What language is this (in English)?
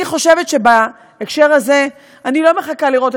Hebrew